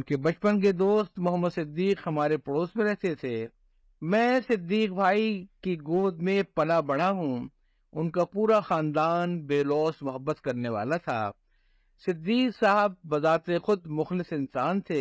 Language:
Urdu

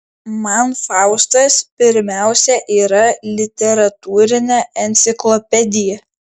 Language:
Lithuanian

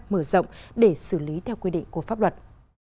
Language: Vietnamese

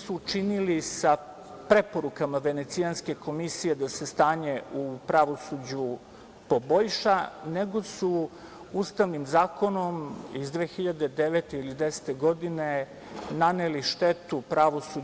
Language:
Serbian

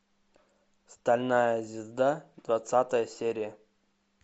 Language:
Russian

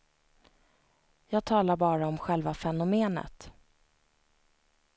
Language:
Swedish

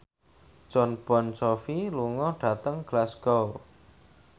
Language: Javanese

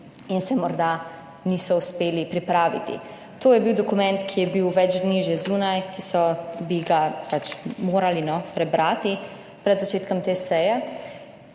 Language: Slovenian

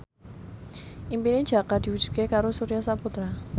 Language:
Javanese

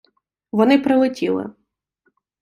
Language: Ukrainian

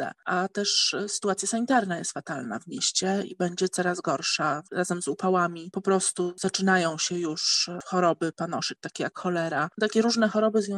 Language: Polish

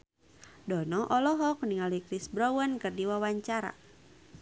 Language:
Sundanese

